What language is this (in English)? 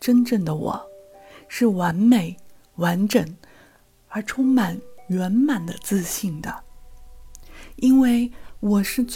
Chinese